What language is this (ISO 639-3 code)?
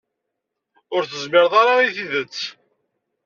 kab